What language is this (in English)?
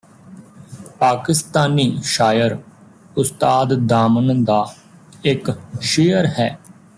Punjabi